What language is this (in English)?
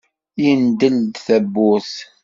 Kabyle